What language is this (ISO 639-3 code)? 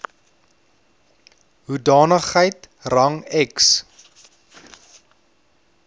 afr